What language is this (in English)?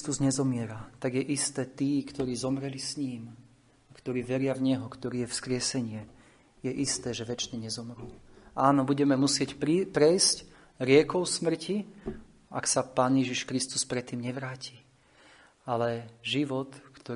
Slovak